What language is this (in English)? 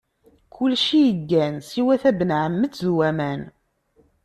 Kabyle